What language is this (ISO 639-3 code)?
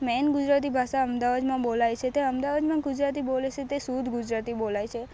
guj